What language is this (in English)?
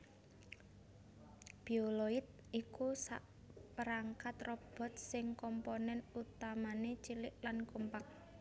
Javanese